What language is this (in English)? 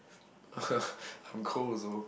English